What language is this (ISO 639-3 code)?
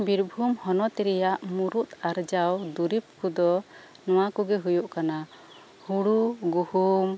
sat